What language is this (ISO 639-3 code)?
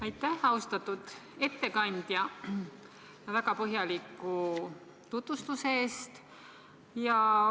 est